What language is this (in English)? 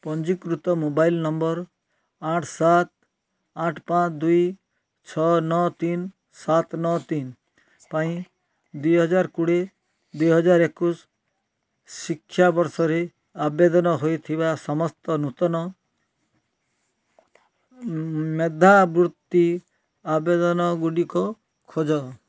Odia